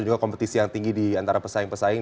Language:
Indonesian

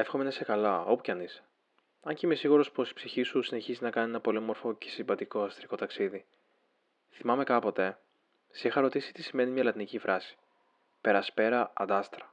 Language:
Greek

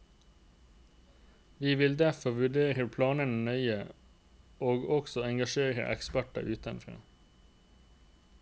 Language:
Norwegian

